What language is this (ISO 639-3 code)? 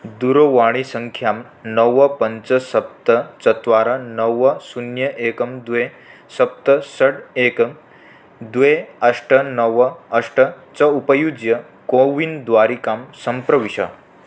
san